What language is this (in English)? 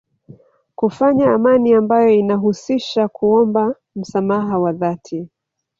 Swahili